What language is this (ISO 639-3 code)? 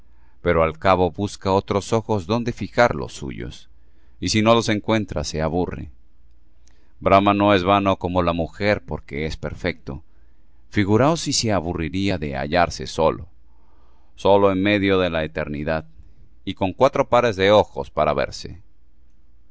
spa